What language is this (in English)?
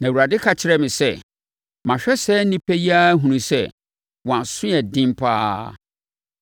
Akan